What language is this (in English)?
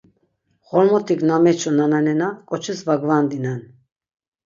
Laz